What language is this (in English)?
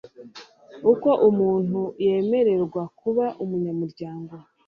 Kinyarwanda